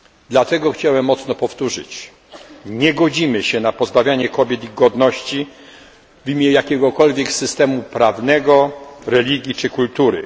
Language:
Polish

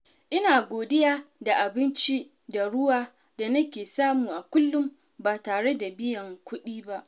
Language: Hausa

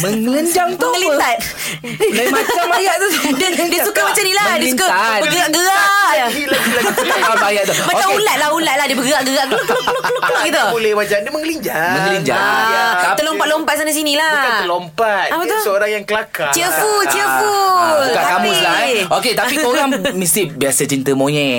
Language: Malay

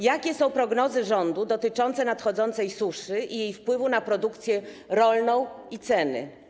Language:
Polish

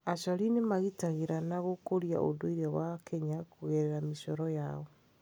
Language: Kikuyu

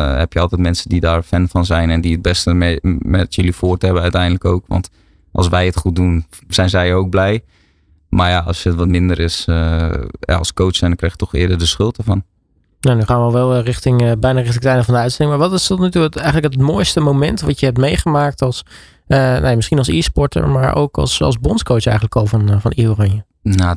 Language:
Dutch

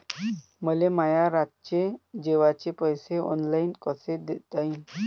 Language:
Marathi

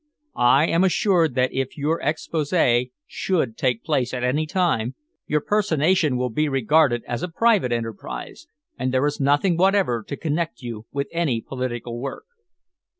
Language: English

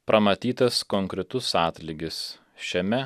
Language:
Lithuanian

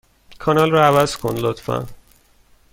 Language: Persian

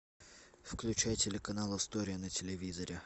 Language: Russian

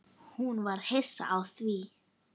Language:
Icelandic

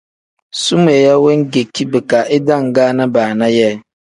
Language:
Tem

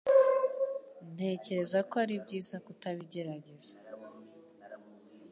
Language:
Kinyarwanda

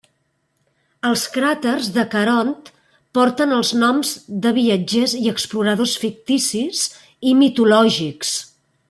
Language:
Catalan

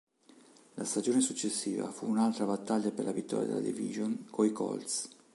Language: Italian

